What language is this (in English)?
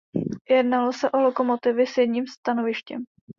Czech